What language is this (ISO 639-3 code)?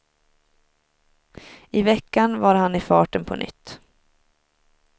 swe